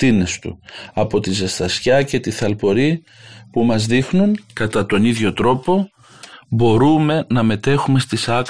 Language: Greek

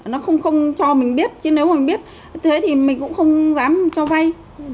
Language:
Vietnamese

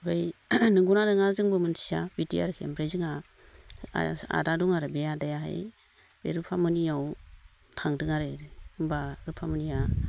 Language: Bodo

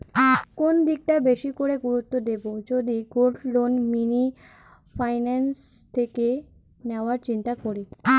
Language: Bangla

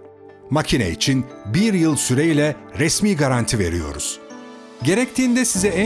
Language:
Turkish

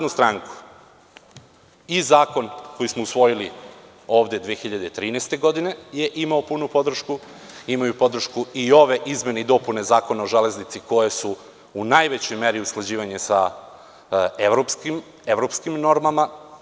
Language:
Serbian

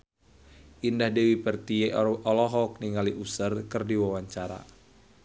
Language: Sundanese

